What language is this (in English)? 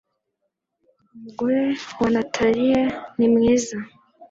Kinyarwanda